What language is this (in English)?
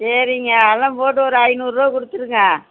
Tamil